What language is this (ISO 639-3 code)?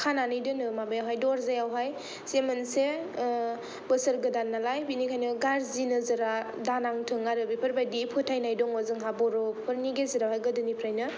brx